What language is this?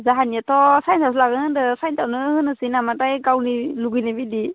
Bodo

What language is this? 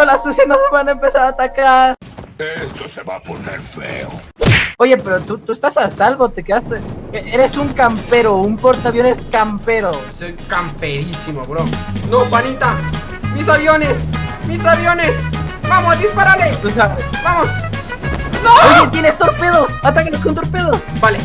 Spanish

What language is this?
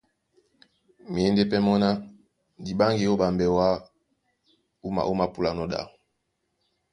Duala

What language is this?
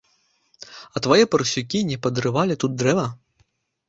Belarusian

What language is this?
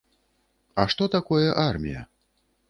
Belarusian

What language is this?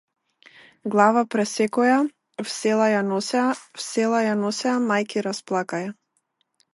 Macedonian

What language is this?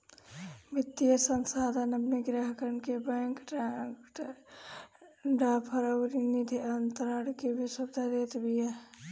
Bhojpuri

